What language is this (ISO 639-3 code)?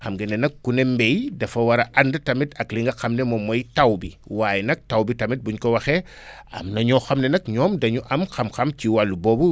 wol